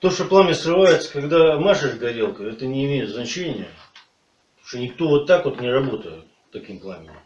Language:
Russian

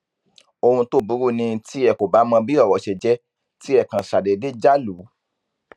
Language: Yoruba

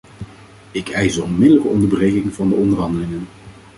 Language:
Dutch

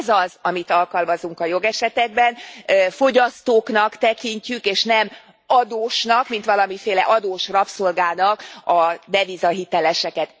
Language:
Hungarian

